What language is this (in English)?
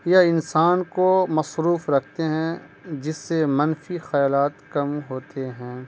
Urdu